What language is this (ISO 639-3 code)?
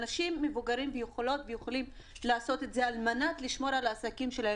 heb